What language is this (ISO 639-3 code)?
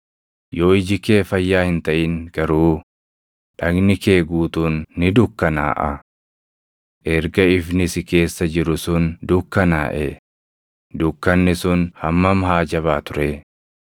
orm